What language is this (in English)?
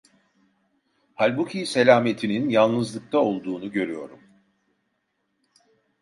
Turkish